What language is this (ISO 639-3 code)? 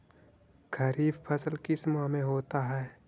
mag